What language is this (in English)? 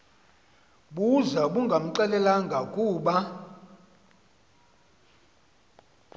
Xhosa